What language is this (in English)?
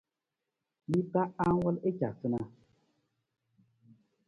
Nawdm